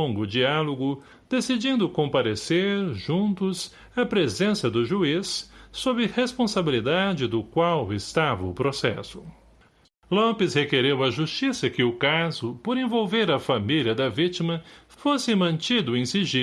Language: Portuguese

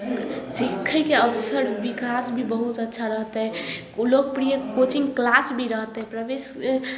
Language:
Maithili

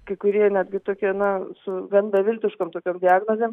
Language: Lithuanian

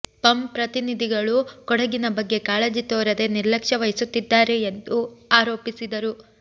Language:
Kannada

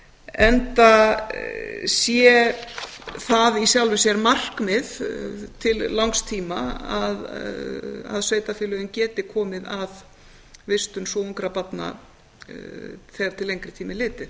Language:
Icelandic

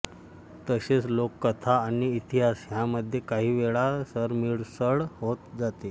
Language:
Marathi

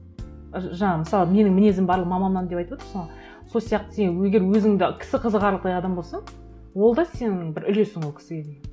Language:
Kazakh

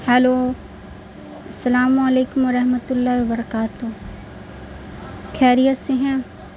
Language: Urdu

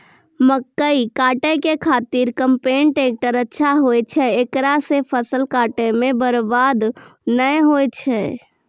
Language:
Maithili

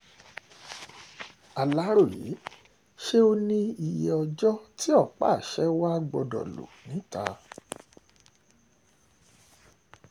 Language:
Yoruba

